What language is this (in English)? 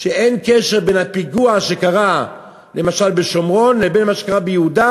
Hebrew